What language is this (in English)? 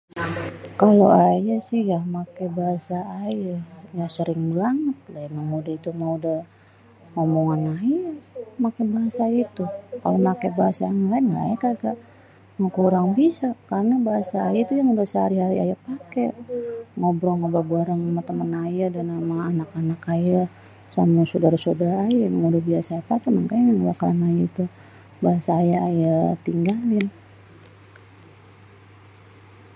Betawi